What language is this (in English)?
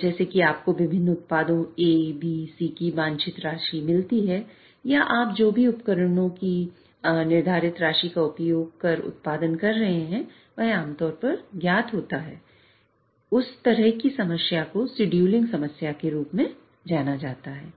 Hindi